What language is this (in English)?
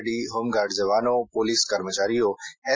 Gujarati